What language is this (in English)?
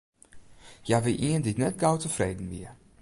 Western Frisian